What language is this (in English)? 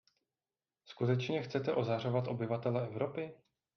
Czech